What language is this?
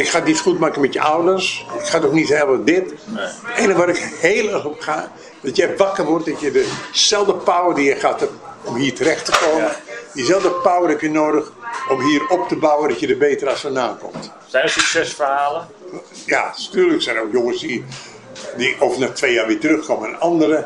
Dutch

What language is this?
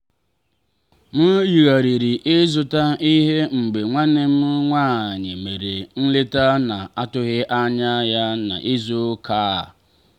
Igbo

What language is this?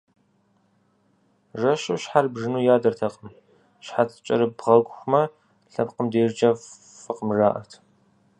Kabardian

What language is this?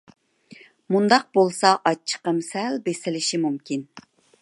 Uyghur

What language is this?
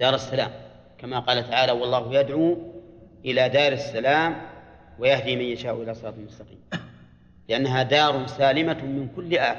Arabic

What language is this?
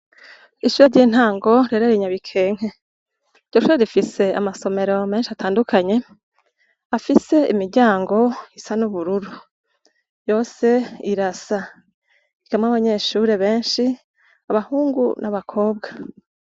Rundi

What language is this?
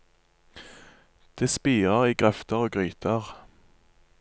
Norwegian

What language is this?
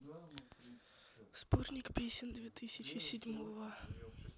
Russian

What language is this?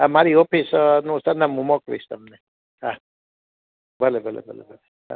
Gujarati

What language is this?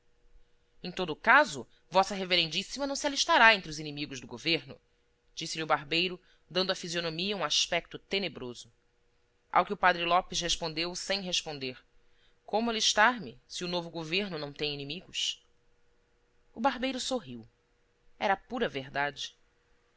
Portuguese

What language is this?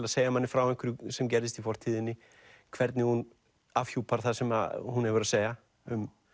Icelandic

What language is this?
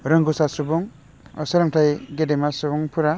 Bodo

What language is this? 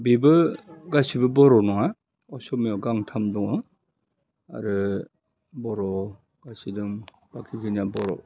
Bodo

